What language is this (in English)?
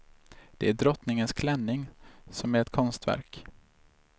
Swedish